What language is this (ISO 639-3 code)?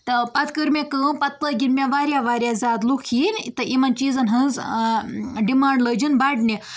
kas